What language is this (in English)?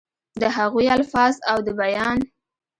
Pashto